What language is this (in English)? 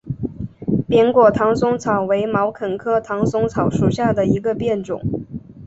Chinese